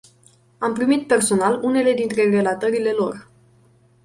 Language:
Romanian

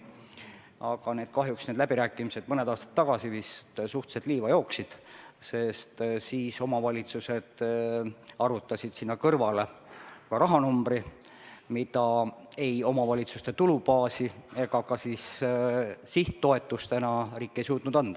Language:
Estonian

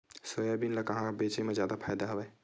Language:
Chhattisgarhi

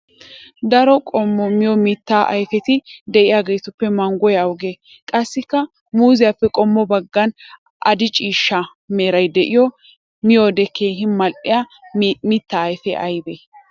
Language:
Wolaytta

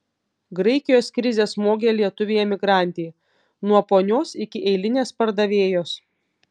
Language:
Lithuanian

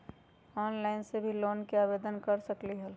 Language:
Magahi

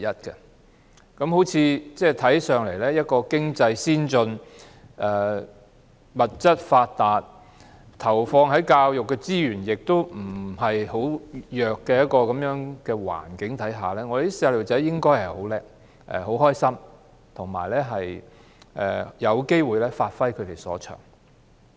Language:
Cantonese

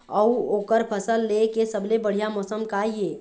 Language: Chhattisgarhi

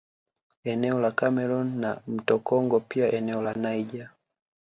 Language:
Swahili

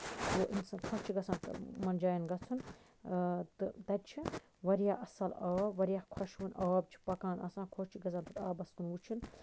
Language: Kashmiri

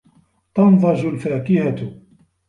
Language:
Arabic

